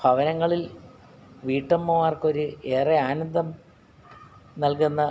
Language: Malayalam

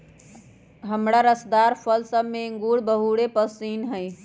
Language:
Magahi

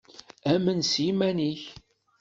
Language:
Kabyle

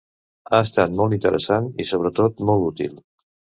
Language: Catalan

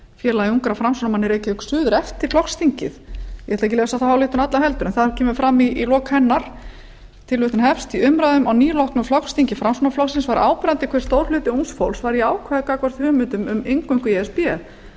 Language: Icelandic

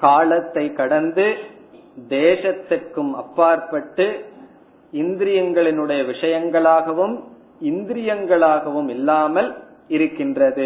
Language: Tamil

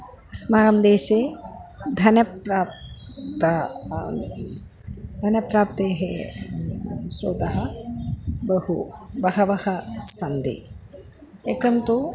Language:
Sanskrit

